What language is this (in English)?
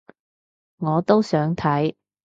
Cantonese